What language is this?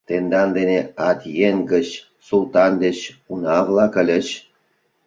Mari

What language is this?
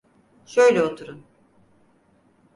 Turkish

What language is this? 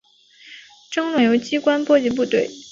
Chinese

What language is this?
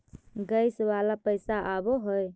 Magahi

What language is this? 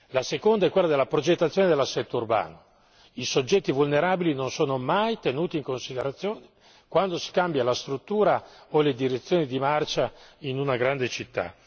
Italian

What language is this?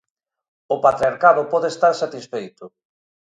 Galician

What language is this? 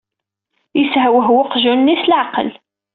Kabyle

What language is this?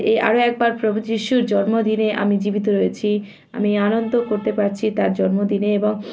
Bangla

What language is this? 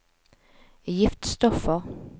Norwegian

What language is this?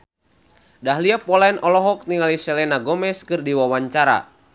Sundanese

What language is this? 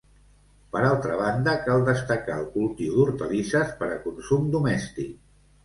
Catalan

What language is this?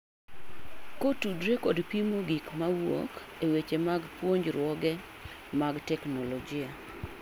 Luo (Kenya and Tanzania)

